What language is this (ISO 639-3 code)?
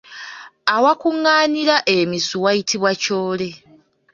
lug